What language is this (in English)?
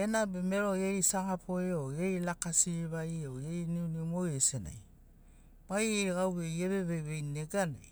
Sinaugoro